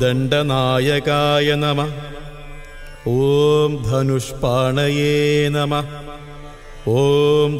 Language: Arabic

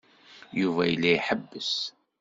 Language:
Kabyle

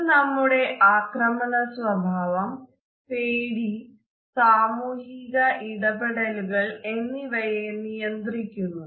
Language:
Malayalam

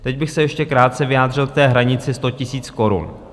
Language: Czech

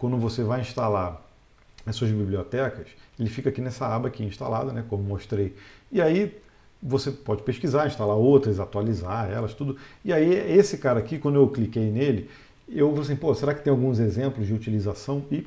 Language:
Portuguese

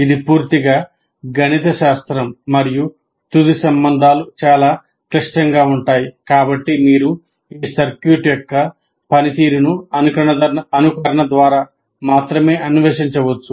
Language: Telugu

